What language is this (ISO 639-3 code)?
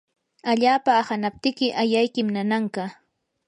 qur